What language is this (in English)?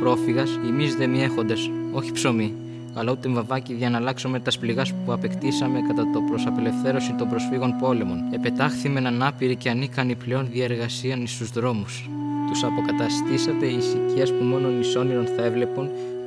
Greek